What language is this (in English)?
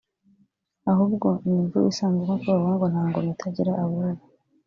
Kinyarwanda